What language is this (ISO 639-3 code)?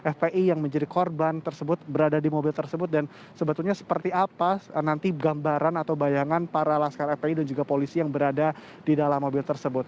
ind